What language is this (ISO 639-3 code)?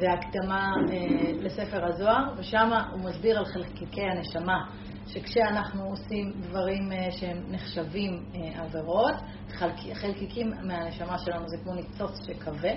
heb